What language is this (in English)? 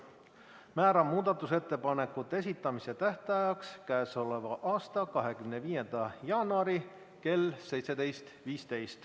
Estonian